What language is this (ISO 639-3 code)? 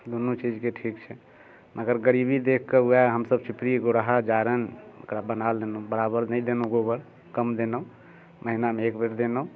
mai